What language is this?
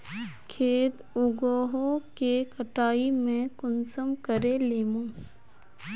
Magahi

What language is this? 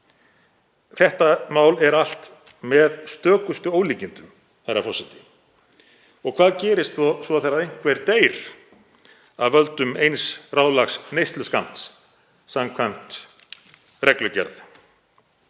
Icelandic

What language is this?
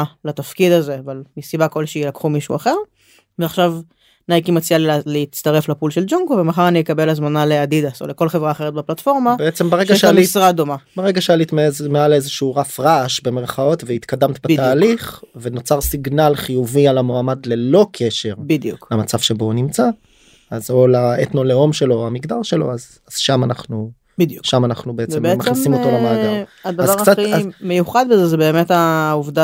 Hebrew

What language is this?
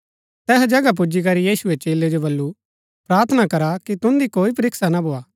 Gaddi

